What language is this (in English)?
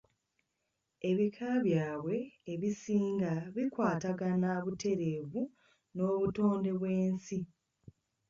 Ganda